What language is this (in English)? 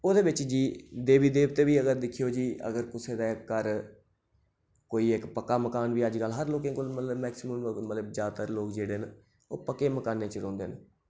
Dogri